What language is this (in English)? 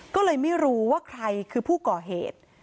Thai